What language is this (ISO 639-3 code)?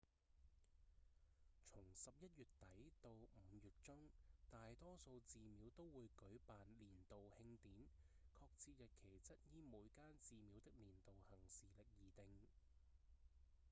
yue